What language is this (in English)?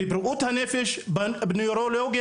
Hebrew